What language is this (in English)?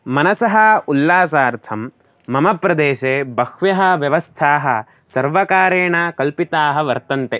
Sanskrit